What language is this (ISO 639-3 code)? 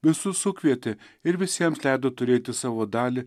lit